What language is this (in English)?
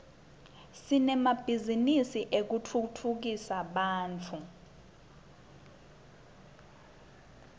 Swati